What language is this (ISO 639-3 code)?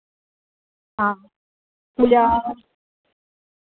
doi